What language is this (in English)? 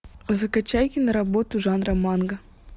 Russian